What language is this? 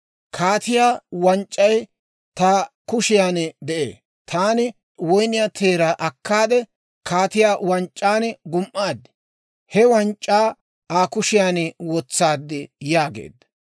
Dawro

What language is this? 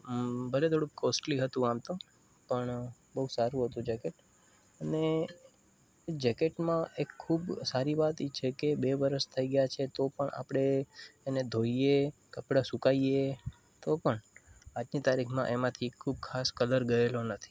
Gujarati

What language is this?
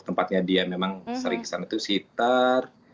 Indonesian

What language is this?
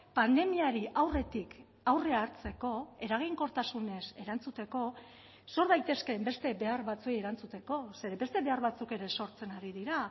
Basque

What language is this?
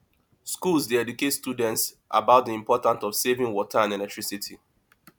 Nigerian Pidgin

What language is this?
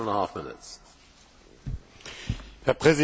German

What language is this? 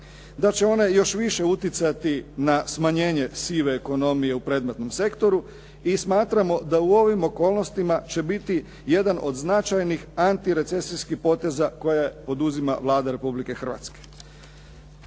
Croatian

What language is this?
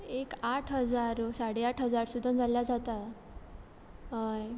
Konkani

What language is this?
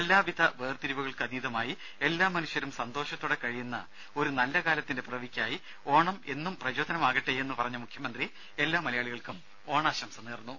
Malayalam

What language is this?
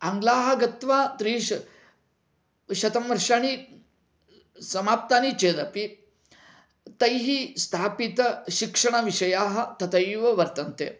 Sanskrit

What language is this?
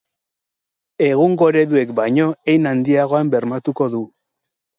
Basque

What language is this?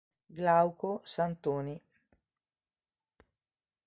Italian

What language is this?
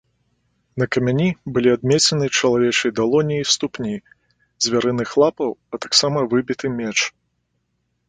Belarusian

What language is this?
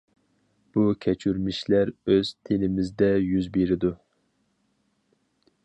Uyghur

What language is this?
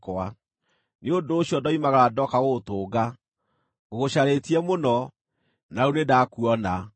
Kikuyu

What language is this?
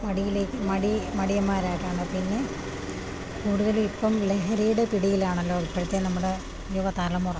Malayalam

